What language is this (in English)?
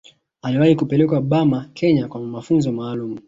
Swahili